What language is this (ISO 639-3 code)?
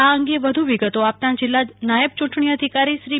guj